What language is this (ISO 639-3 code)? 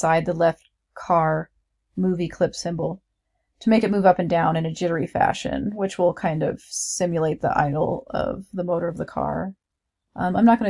eng